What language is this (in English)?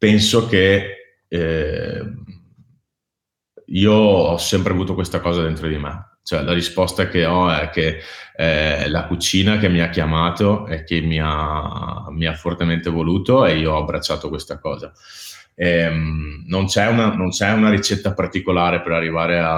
Italian